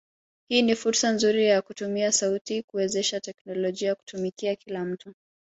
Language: Swahili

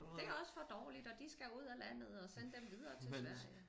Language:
Danish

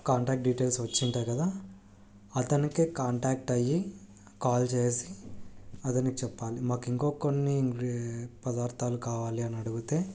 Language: Telugu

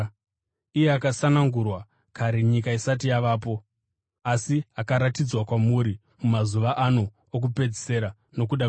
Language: Shona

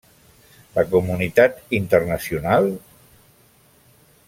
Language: Catalan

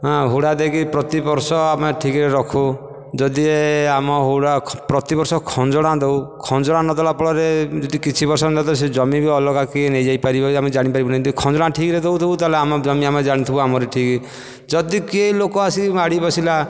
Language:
Odia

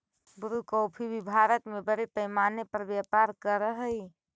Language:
Magahi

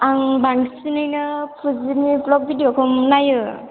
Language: Bodo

